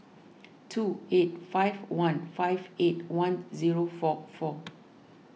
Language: English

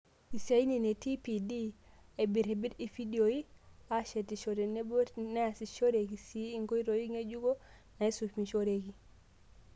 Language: Masai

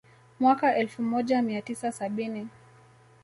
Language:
Swahili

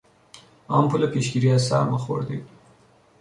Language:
Persian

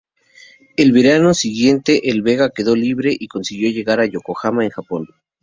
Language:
Spanish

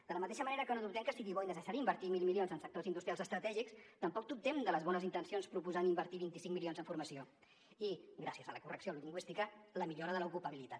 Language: Catalan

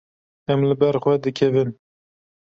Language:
Kurdish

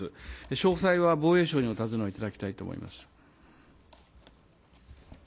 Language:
Japanese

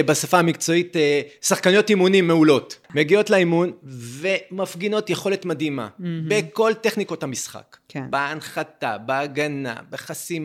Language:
Hebrew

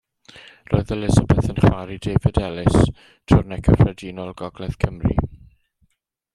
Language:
Welsh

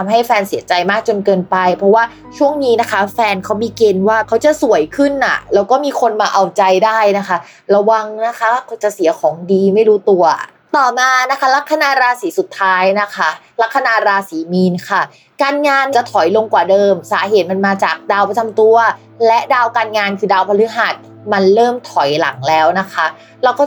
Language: Thai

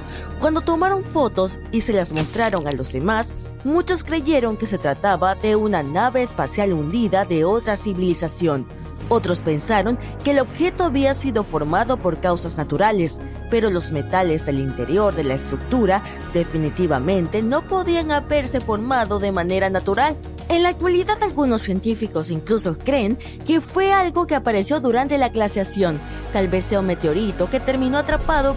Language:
Spanish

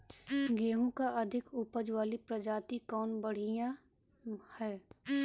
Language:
Bhojpuri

